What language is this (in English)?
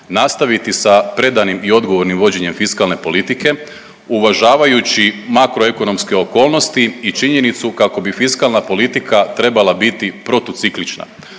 Croatian